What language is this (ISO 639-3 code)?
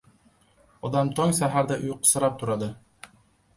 uzb